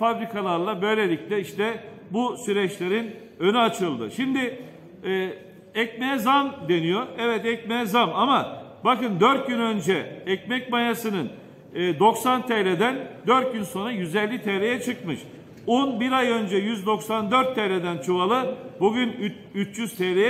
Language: Turkish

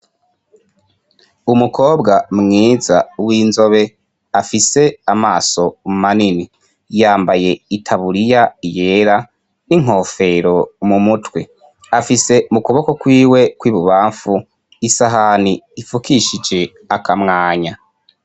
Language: Rundi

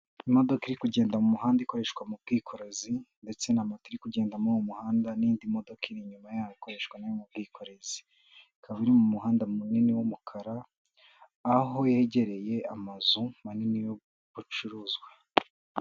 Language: Kinyarwanda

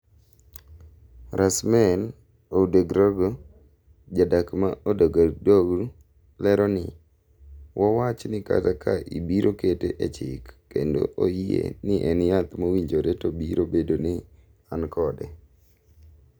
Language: Luo (Kenya and Tanzania)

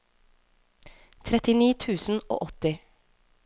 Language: Norwegian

